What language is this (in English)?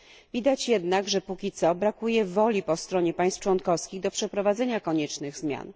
Polish